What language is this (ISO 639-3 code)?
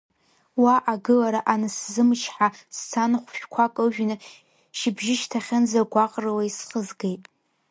abk